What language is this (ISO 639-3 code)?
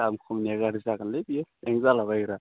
brx